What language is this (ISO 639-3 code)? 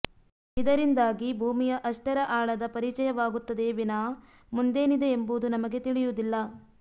kan